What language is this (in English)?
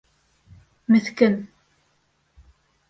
Bashkir